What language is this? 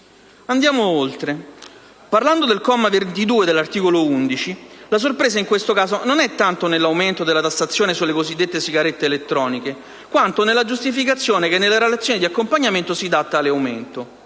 Italian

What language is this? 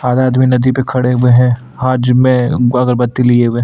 Hindi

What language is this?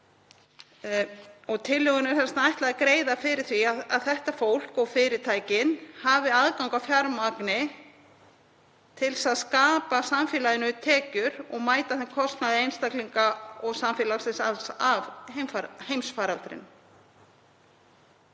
Icelandic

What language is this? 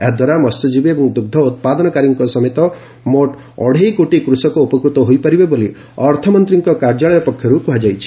Odia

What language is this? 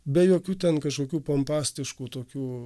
Lithuanian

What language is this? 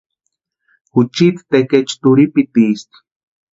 Western Highland Purepecha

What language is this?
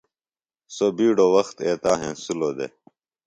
Phalura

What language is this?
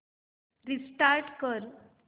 Marathi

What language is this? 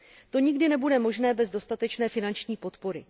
Czech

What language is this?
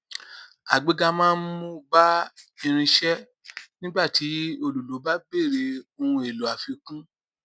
Yoruba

